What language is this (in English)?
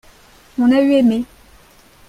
French